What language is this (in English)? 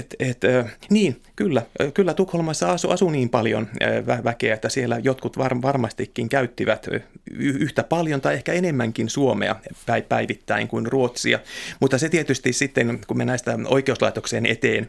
Finnish